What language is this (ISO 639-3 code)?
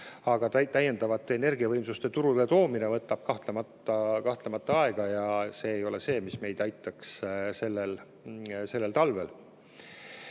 est